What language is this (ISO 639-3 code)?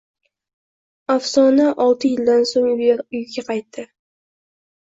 uzb